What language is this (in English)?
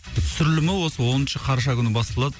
Kazakh